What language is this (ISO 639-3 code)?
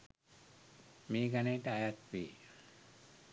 sin